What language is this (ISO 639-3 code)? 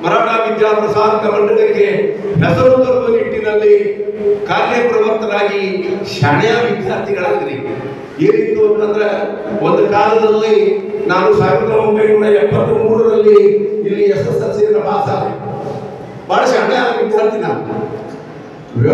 ind